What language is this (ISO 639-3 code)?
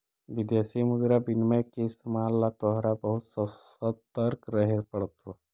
mag